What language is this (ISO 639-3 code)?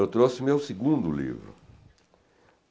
por